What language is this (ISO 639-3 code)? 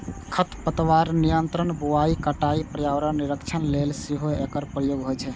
mai